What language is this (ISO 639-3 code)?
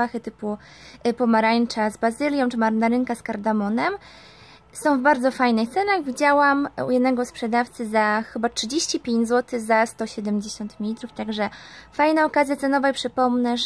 pol